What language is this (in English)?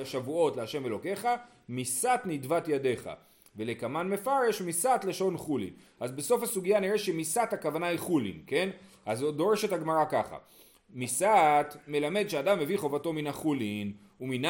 Hebrew